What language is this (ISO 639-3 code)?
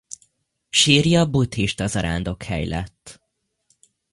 hun